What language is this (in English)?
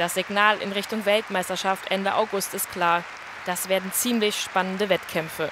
German